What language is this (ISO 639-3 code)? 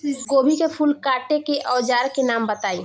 bho